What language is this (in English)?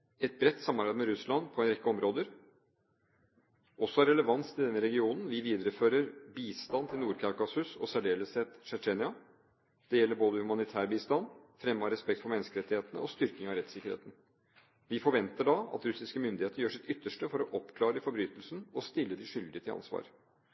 Norwegian Bokmål